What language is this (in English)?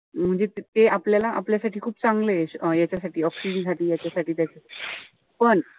Marathi